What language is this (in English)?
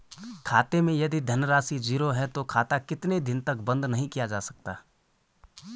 Hindi